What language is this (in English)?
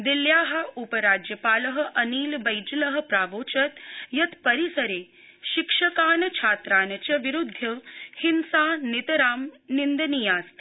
Sanskrit